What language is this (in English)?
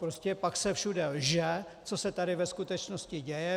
Czech